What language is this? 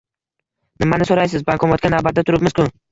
Uzbek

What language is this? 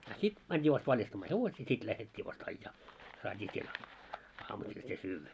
Finnish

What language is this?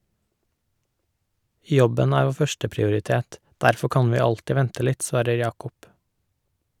Norwegian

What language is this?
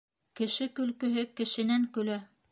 Bashkir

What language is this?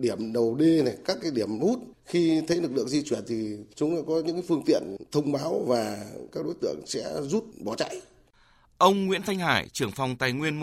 Vietnamese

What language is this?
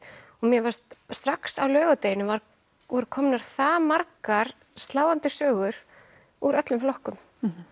Icelandic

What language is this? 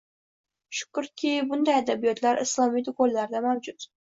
Uzbek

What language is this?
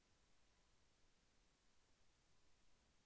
Telugu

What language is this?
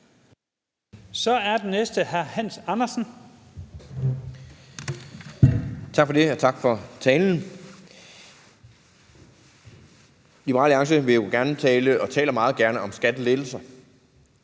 Danish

